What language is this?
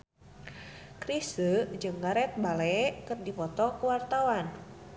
Sundanese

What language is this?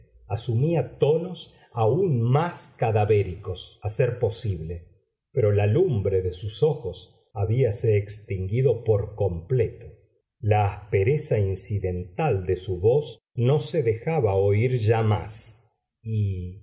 Spanish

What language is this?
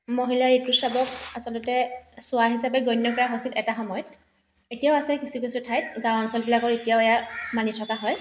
Assamese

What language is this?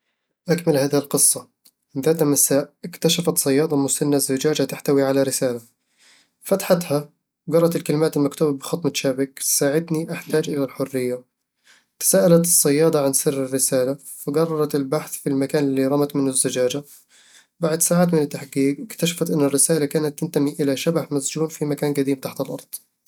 Eastern Egyptian Bedawi Arabic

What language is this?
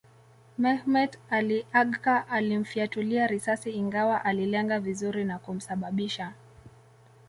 Swahili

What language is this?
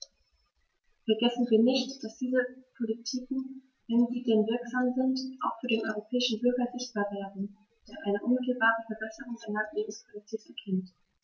German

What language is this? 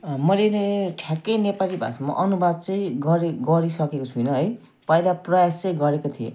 Nepali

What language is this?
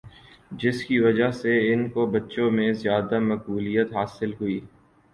Urdu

